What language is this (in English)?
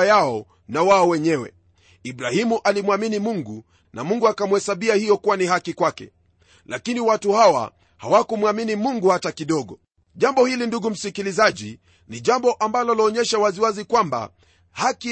Swahili